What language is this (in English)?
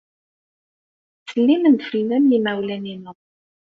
Kabyle